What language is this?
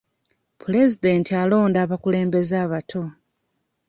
Ganda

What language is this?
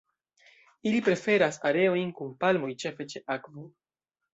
Esperanto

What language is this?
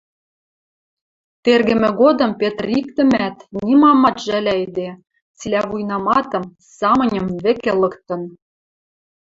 Western Mari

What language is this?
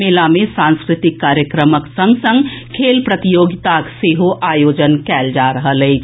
Maithili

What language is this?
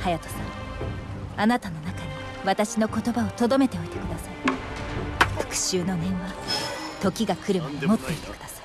Japanese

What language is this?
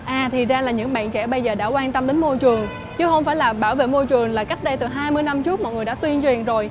Vietnamese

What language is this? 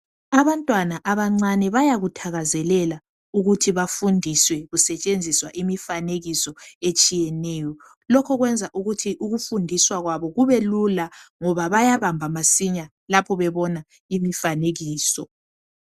North Ndebele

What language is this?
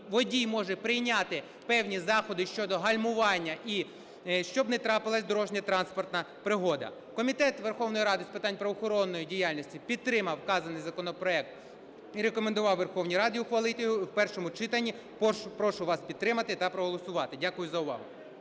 Ukrainian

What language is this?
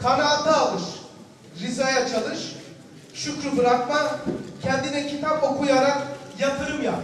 Turkish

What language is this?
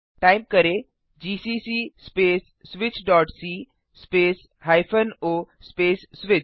Hindi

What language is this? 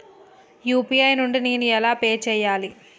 Telugu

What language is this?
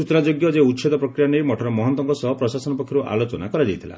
Odia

